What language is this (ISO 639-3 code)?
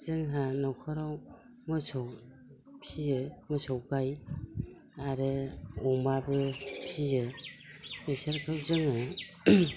brx